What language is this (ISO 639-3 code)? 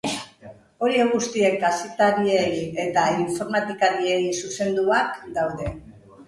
eus